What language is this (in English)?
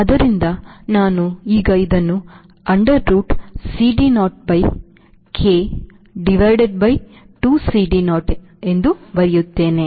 Kannada